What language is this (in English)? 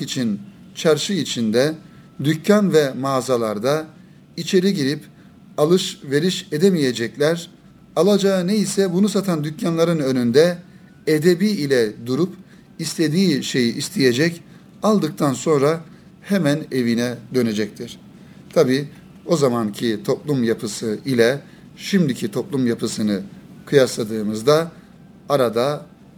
Turkish